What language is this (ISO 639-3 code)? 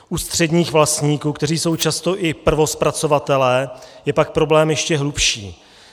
ces